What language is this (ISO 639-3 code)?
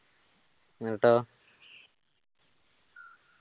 mal